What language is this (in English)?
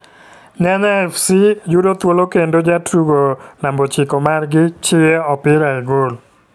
Luo (Kenya and Tanzania)